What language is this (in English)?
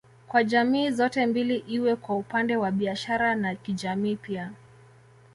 Swahili